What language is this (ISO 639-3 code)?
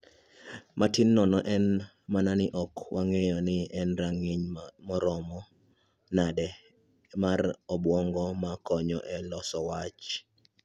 luo